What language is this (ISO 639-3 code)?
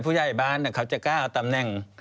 tha